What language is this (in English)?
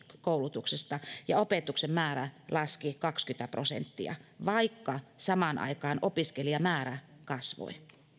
Finnish